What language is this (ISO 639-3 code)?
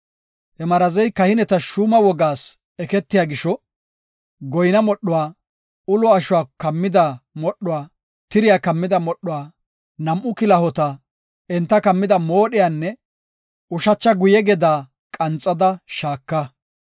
gof